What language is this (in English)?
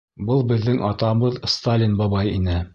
Bashkir